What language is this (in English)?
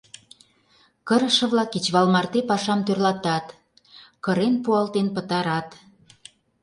Mari